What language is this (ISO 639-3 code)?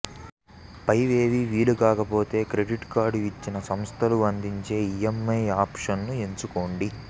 tel